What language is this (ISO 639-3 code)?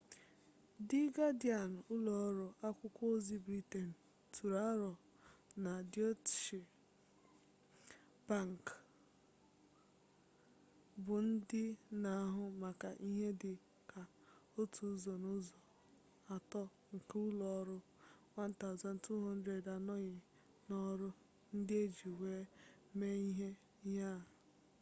ibo